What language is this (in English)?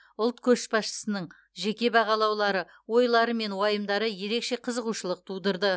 Kazakh